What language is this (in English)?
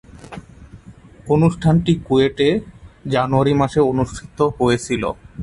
Bangla